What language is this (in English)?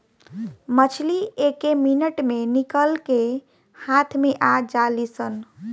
Bhojpuri